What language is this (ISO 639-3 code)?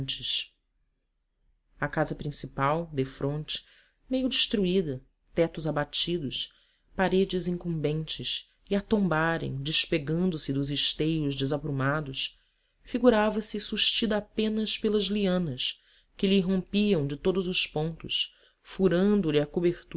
por